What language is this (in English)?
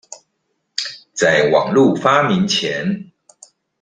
Chinese